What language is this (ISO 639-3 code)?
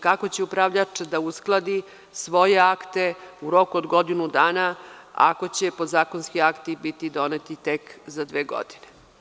srp